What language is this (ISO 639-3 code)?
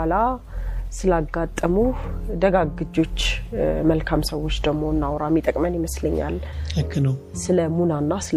amh